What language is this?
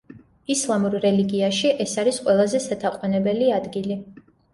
Georgian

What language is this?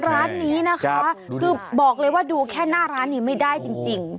Thai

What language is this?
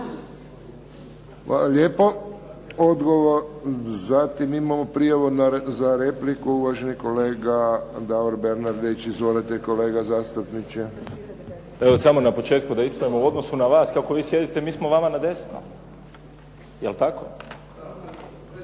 Croatian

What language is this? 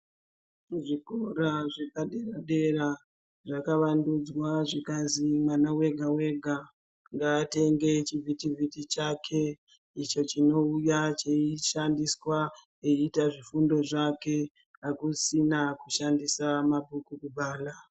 Ndau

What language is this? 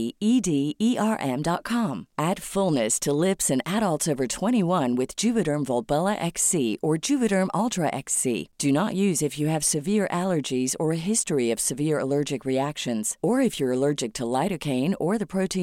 Filipino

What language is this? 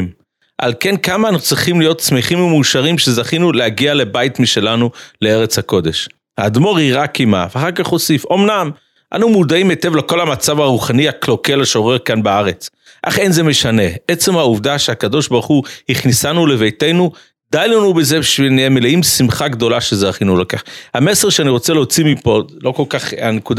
Hebrew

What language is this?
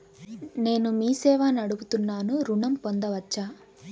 Telugu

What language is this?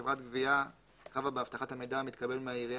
Hebrew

